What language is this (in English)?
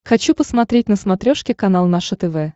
Russian